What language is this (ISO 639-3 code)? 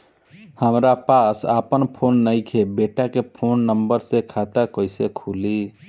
bho